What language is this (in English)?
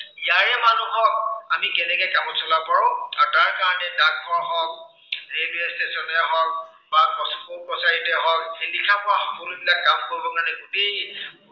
Assamese